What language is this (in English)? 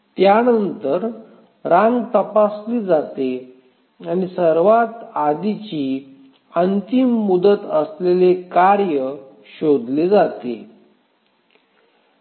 Marathi